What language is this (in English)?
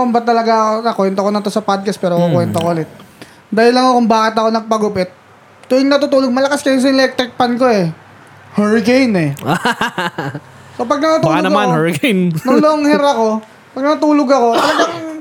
Filipino